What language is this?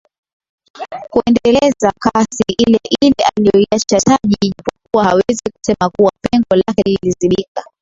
Swahili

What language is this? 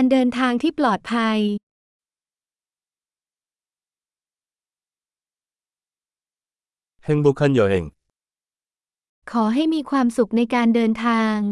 Korean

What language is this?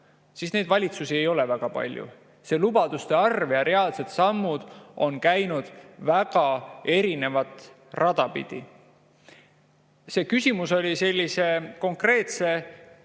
Estonian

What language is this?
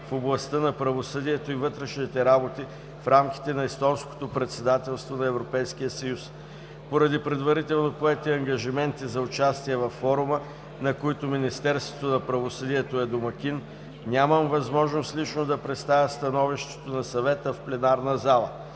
Bulgarian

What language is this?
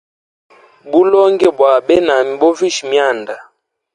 Hemba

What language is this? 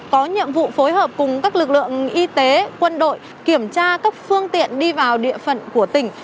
Vietnamese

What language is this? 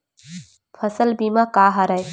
Chhattisgarhi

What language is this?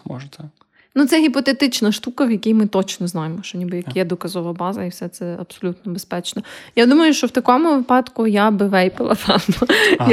Ukrainian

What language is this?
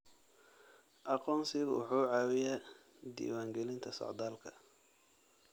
Somali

